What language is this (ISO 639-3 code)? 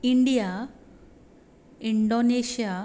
kok